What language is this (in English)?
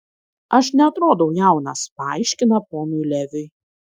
Lithuanian